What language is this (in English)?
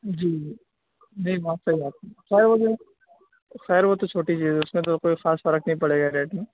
Urdu